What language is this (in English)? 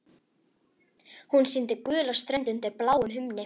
Icelandic